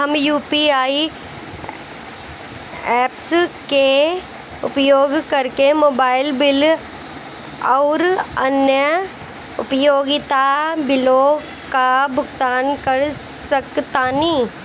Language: Bhojpuri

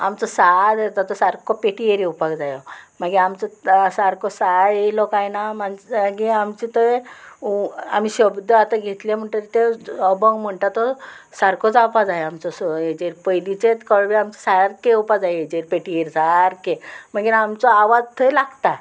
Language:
Konkani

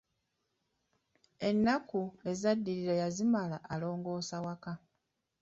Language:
Ganda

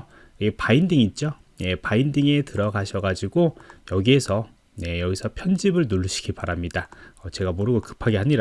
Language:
Korean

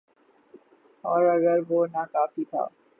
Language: Urdu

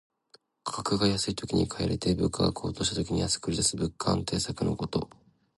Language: Japanese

